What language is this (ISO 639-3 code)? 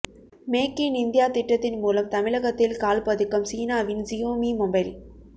tam